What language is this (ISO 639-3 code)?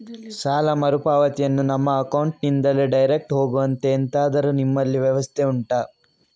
kan